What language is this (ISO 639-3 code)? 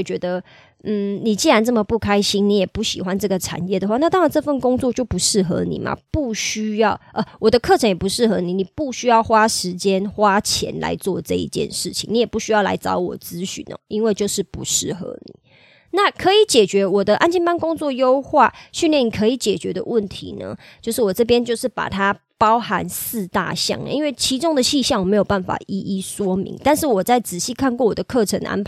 zho